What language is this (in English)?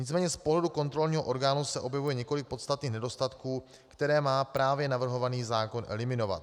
Czech